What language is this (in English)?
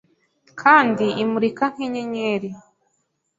Kinyarwanda